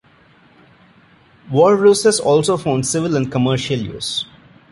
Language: English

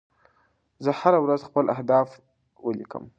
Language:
Pashto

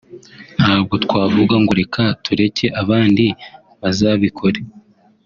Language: Kinyarwanda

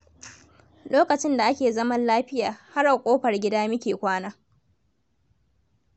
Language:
Hausa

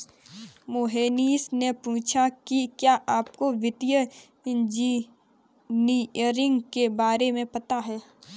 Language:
Hindi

